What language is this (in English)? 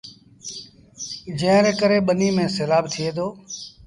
Sindhi Bhil